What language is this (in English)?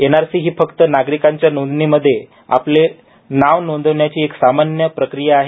Marathi